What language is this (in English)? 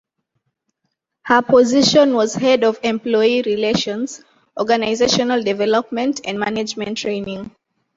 English